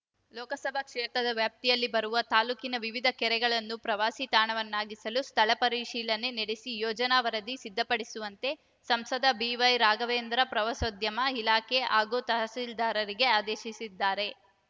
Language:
Kannada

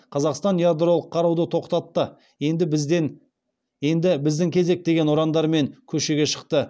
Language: Kazakh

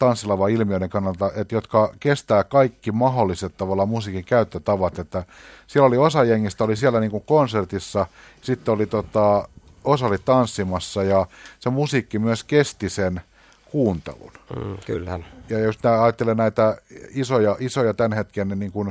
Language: Finnish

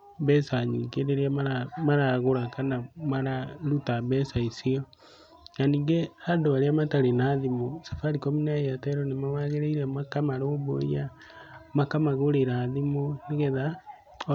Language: Kikuyu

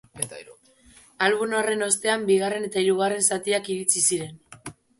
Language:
Basque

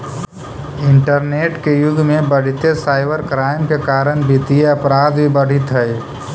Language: Magahi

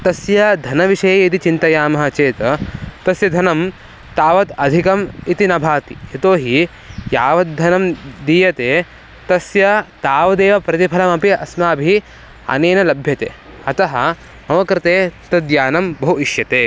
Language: Sanskrit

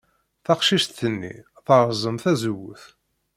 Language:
Kabyle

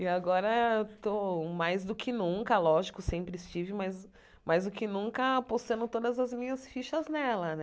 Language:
Portuguese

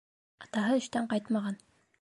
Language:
Bashkir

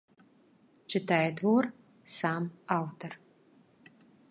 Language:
Belarusian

